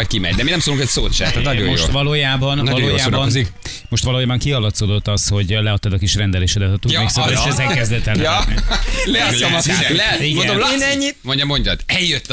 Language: Hungarian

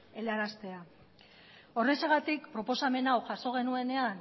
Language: Basque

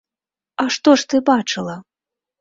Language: Belarusian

